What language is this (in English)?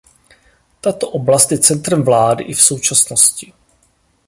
Czech